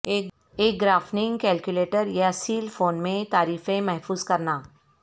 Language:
Urdu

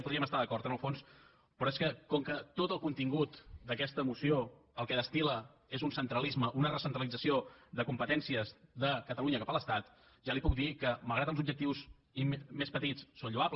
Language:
Catalan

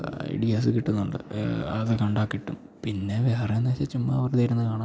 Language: Malayalam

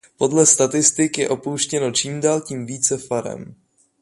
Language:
Czech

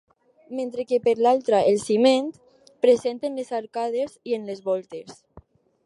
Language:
Catalan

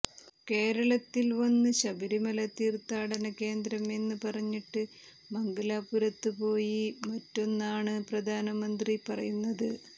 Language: Malayalam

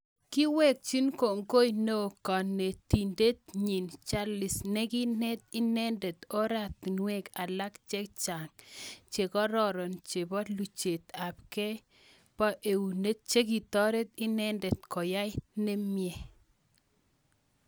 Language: Kalenjin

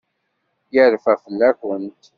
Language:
Kabyle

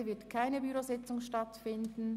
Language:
Swiss German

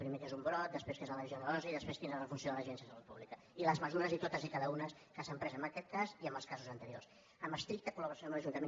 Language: Catalan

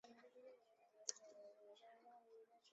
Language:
Chinese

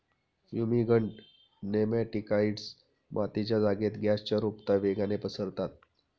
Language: Marathi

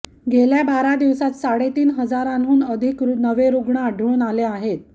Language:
Marathi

